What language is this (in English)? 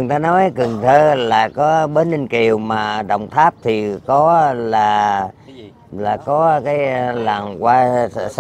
Vietnamese